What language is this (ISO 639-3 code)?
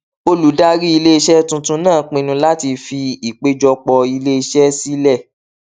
yor